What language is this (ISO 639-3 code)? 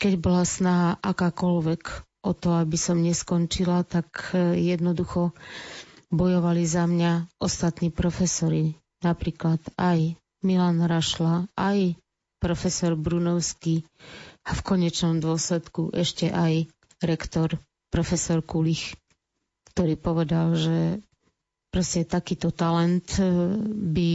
slk